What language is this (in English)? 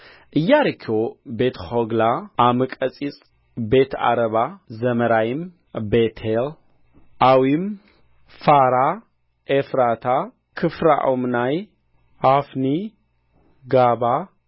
Amharic